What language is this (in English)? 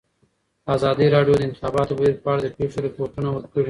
Pashto